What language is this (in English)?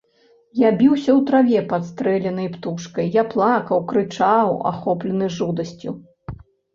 Belarusian